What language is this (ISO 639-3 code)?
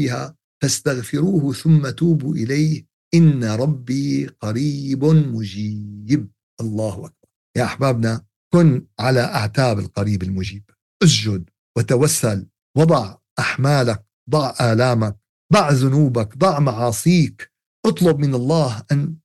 ara